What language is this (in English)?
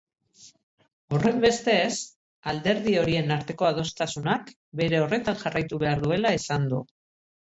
Basque